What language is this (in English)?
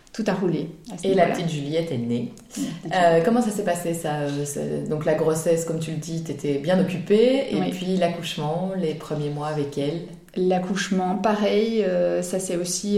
French